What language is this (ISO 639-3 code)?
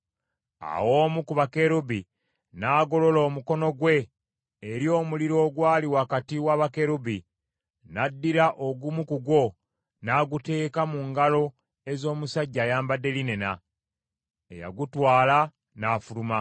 lug